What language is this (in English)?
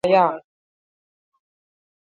Basque